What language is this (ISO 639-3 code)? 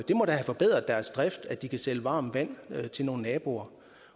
dan